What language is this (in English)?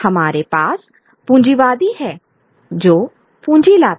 Hindi